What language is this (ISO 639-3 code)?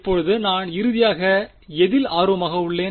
tam